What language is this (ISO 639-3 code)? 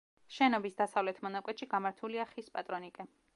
kat